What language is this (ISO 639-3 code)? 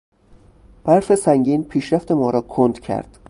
fas